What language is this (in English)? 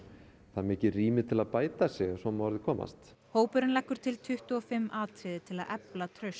Icelandic